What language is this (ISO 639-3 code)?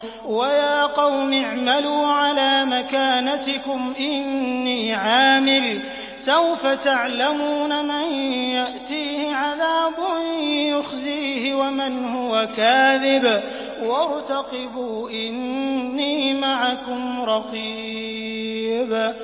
ara